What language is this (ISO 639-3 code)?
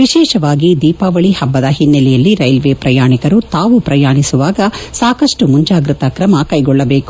kan